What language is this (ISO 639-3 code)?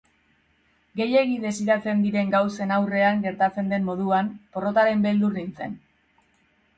eus